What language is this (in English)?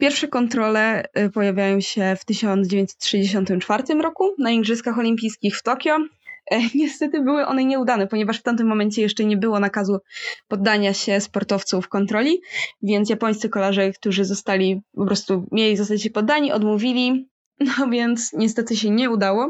Polish